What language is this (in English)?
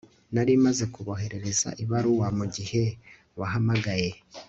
Kinyarwanda